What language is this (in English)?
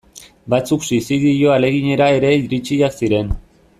Basque